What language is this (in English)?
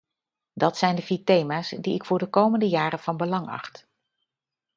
Dutch